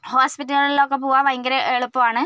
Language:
Malayalam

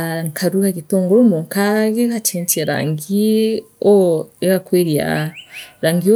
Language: Meru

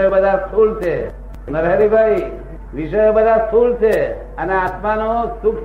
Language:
Gujarati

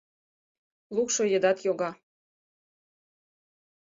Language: Mari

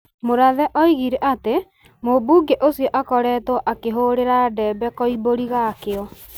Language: Kikuyu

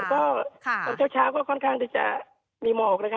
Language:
Thai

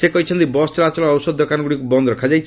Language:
Odia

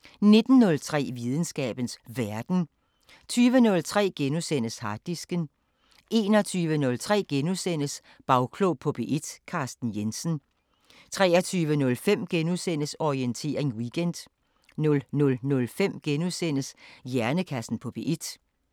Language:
Danish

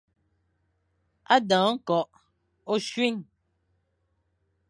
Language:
Fang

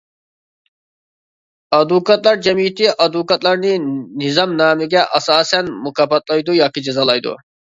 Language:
Uyghur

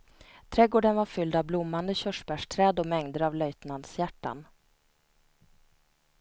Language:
Swedish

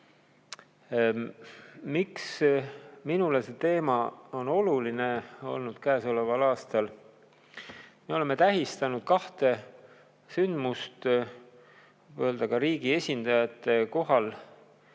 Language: Estonian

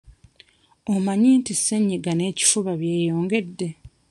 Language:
Ganda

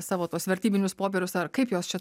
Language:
Lithuanian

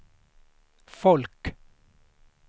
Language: Swedish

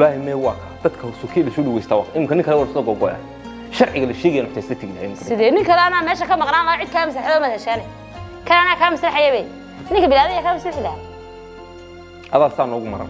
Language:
Arabic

